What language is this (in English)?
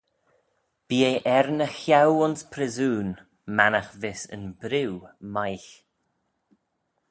Manx